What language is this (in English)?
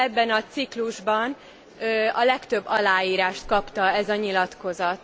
Hungarian